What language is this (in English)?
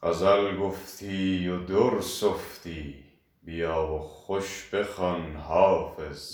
Persian